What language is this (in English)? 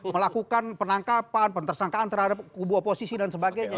Indonesian